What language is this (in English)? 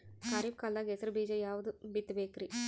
Kannada